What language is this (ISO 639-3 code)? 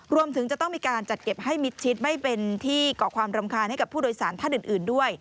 tha